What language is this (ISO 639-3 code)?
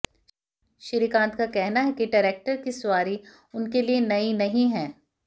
hin